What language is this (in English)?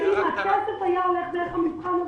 Hebrew